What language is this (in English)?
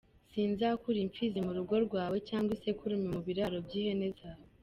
Kinyarwanda